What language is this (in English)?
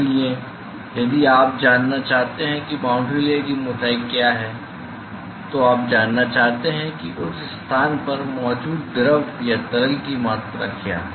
Hindi